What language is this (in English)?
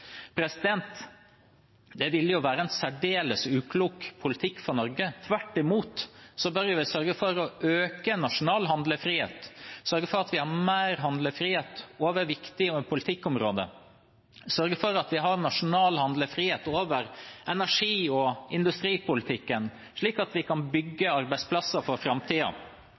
Norwegian Bokmål